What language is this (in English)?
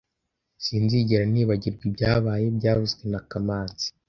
Kinyarwanda